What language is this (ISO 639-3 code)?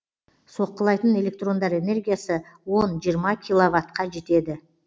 kaz